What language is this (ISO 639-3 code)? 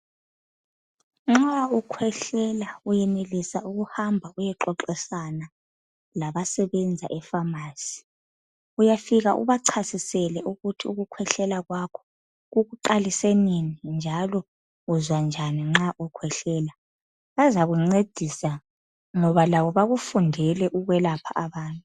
nde